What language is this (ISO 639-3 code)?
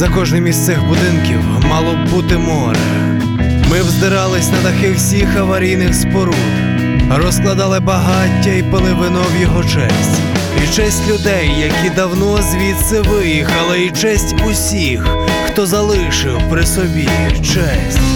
ukr